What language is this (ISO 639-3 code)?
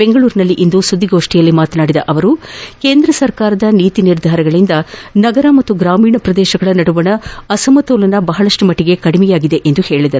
kan